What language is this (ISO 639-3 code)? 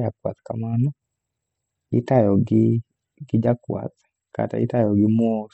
luo